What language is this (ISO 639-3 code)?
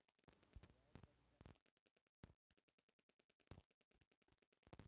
bho